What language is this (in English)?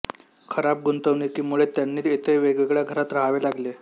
Marathi